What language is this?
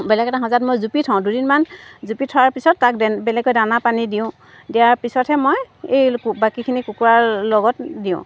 Assamese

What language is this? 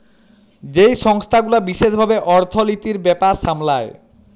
Bangla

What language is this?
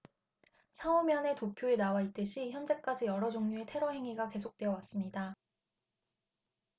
Korean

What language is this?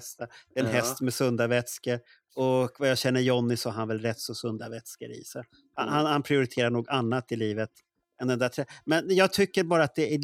Swedish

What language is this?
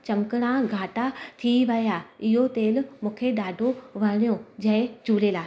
Sindhi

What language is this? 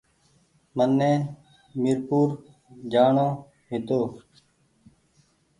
Goaria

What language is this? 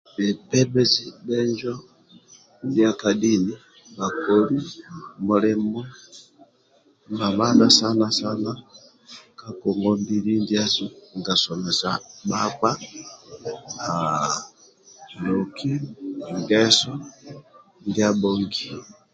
Amba (Uganda)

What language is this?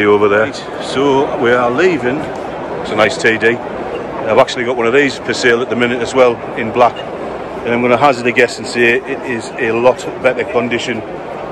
English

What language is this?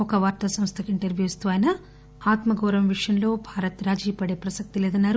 Telugu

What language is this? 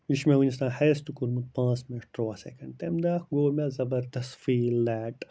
Kashmiri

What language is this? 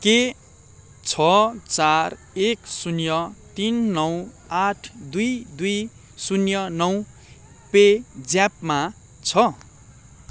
Nepali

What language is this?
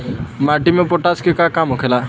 Bhojpuri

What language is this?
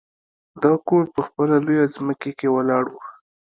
Pashto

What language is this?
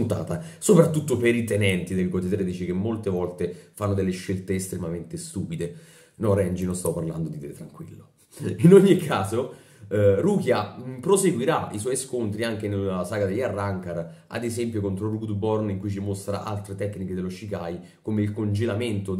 Italian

